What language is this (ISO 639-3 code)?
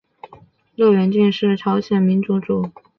zho